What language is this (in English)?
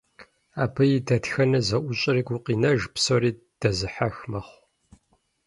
Kabardian